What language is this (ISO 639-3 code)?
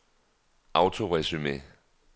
dan